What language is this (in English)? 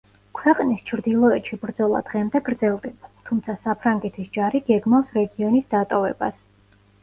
Georgian